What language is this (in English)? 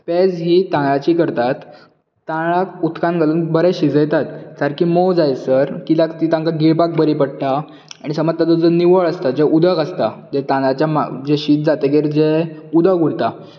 Konkani